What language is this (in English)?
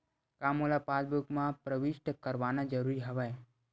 Chhattisgarhi